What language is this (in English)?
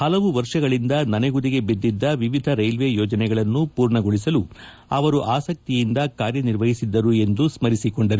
Kannada